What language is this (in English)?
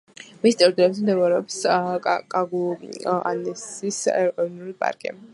Georgian